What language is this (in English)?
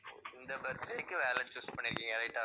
Tamil